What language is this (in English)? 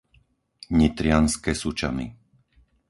Slovak